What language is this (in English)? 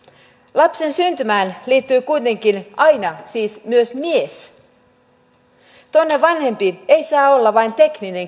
Finnish